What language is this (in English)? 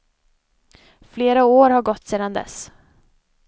Swedish